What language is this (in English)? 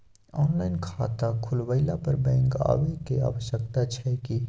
Maithili